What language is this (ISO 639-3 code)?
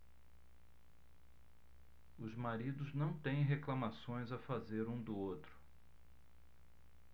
por